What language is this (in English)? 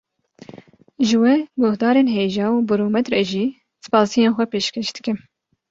Kurdish